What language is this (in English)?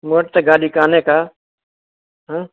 Sindhi